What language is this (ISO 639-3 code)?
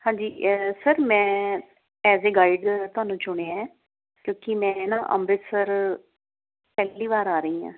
pan